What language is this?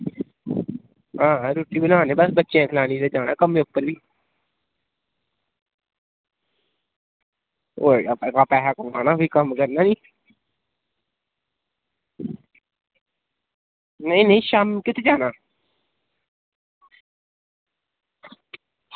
Dogri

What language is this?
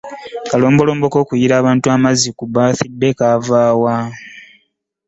Ganda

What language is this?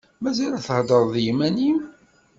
Kabyle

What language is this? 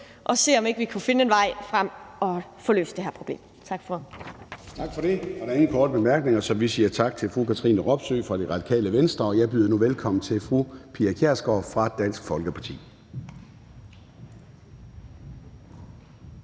Danish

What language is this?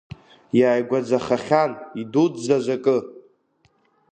Abkhazian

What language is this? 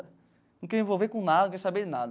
Portuguese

